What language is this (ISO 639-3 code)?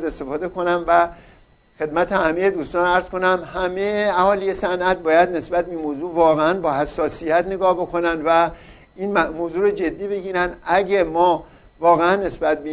fas